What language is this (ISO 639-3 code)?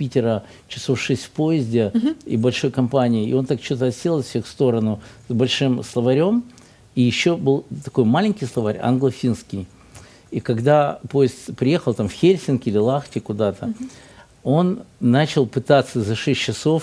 rus